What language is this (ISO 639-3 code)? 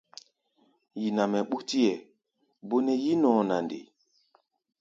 gba